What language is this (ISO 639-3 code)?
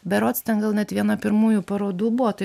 lit